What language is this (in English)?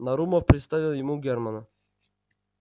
Russian